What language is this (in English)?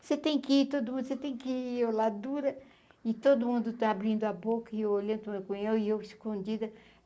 Portuguese